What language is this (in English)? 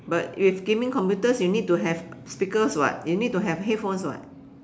English